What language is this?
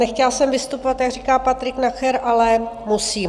Czech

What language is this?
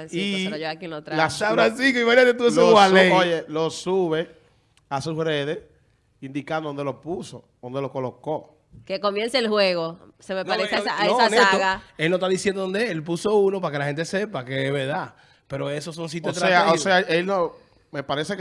Spanish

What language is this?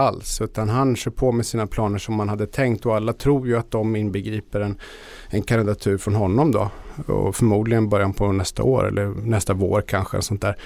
Swedish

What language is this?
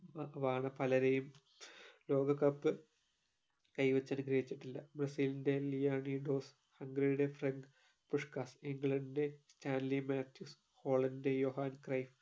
Malayalam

